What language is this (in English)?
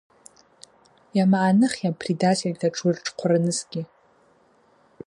Abaza